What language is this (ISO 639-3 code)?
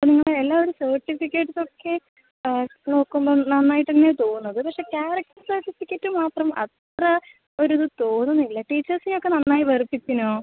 mal